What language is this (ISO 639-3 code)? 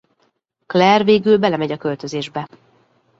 hun